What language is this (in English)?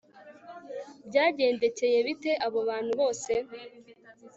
Kinyarwanda